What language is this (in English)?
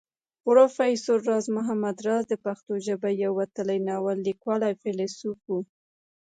Pashto